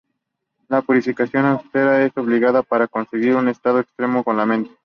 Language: Spanish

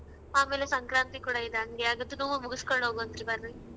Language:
Kannada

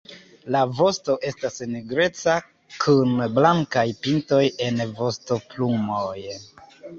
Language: Esperanto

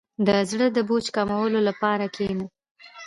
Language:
Pashto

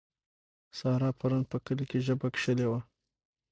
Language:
Pashto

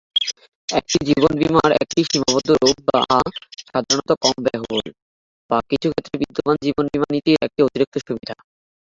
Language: Bangla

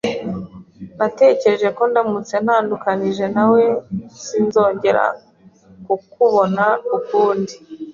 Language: Kinyarwanda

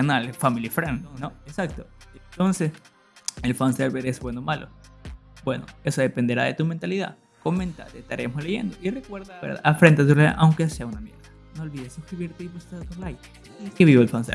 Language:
Spanish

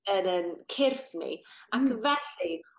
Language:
Welsh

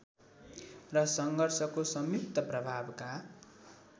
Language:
Nepali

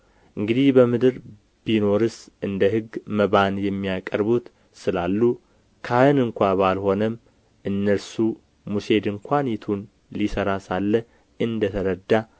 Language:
Amharic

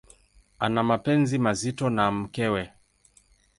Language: Swahili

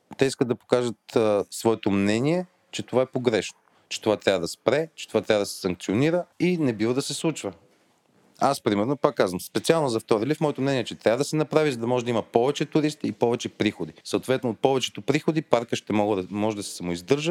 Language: Bulgarian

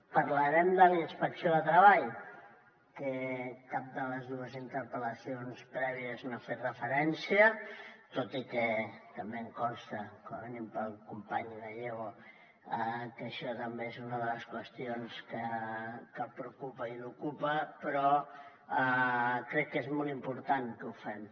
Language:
Catalan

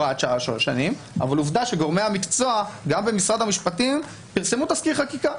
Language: Hebrew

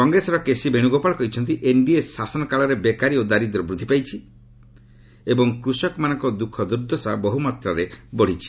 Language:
Odia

